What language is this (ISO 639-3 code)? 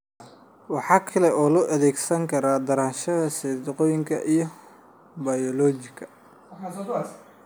som